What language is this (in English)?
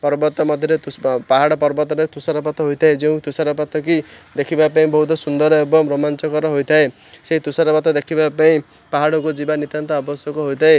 Odia